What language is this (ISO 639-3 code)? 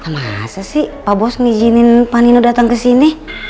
ind